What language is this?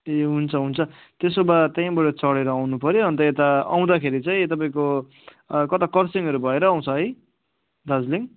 Nepali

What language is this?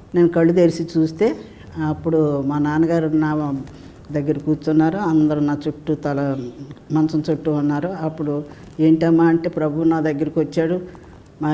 Telugu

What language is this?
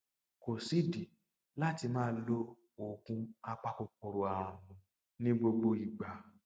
Yoruba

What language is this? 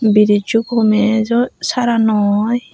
Chakma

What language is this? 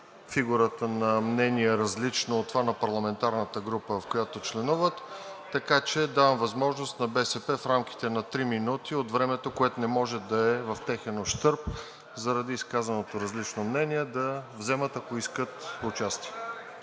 Bulgarian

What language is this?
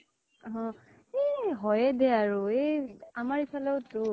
Assamese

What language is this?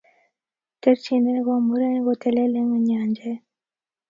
Kalenjin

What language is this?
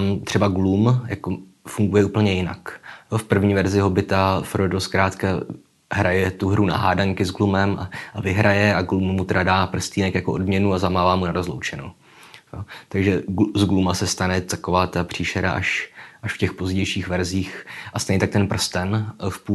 Czech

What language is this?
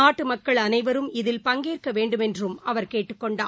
Tamil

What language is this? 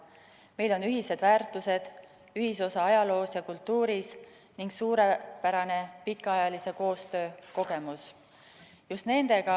Estonian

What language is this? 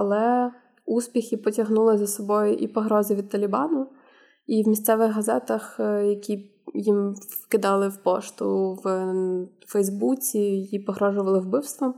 Ukrainian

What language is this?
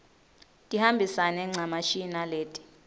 Swati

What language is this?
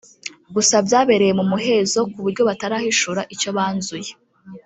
Kinyarwanda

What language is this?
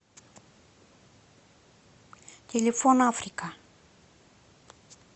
Russian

